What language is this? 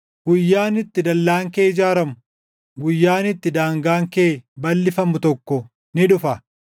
Oromo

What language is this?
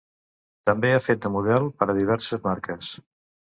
Catalan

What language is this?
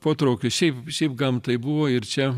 Lithuanian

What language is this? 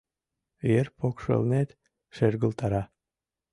Mari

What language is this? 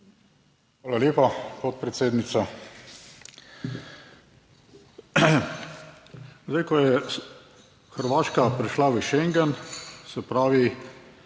Slovenian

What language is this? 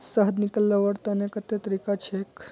Magahi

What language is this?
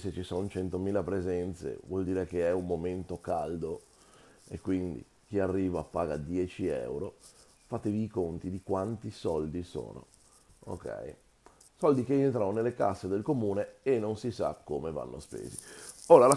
Italian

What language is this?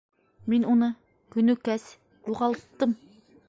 Bashkir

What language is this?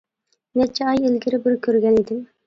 Uyghur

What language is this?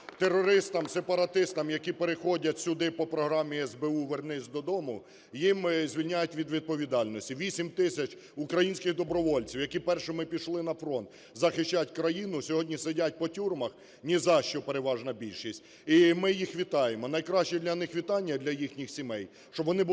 Ukrainian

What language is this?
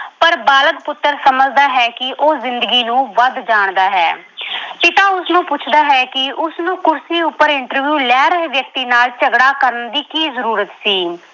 Punjabi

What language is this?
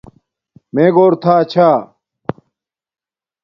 Domaaki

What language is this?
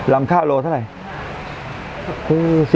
Thai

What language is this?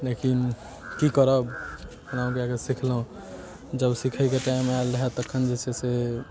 Maithili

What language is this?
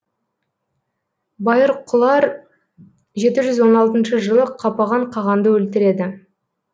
Kazakh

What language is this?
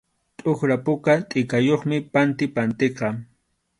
Arequipa-La Unión Quechua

